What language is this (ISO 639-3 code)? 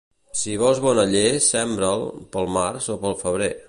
cat